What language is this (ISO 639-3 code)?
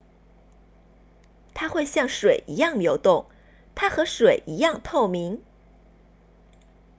zho